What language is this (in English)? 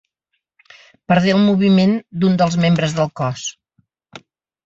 Catalan